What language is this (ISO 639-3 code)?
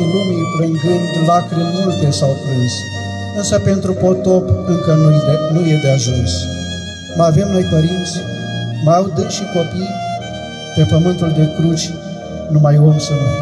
ron